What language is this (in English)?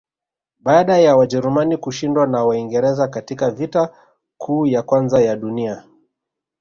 Swahili